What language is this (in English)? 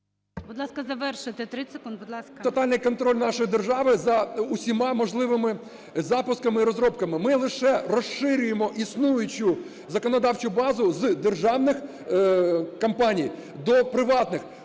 Ukrainian